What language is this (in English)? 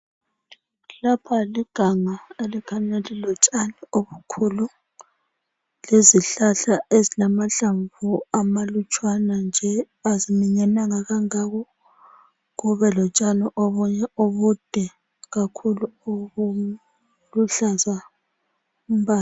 North Ndebele